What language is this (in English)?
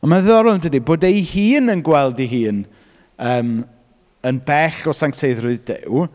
Welsh